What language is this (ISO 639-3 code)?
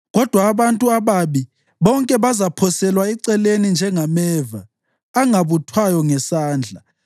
nde